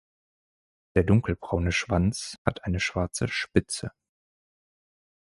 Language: German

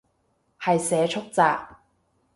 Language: Cantonese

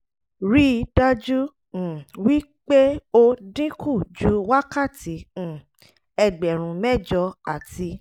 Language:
Yoruba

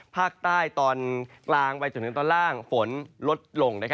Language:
Thai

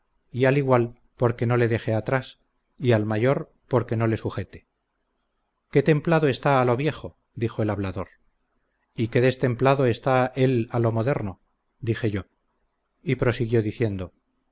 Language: Spanish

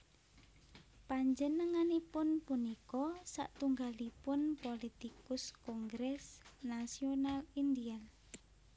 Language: Javanese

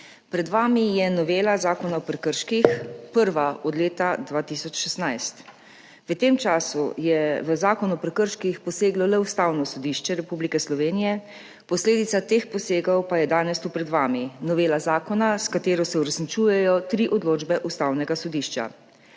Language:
Slovenian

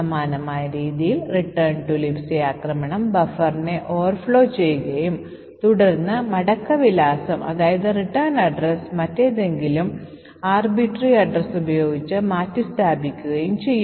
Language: Malayalam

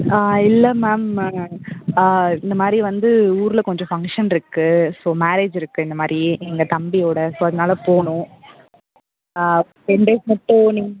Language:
Tamil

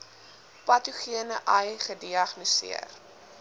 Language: Afrikaans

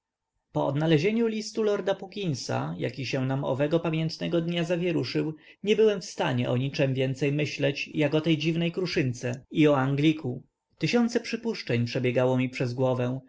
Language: Polish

